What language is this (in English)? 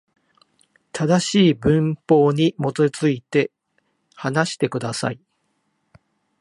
Japanese